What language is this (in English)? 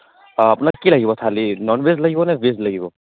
Assamese